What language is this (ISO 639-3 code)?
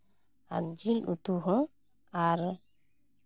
sat